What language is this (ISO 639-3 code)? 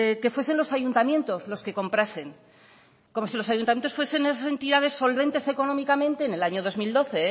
spa